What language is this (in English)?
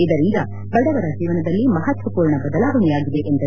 Kannada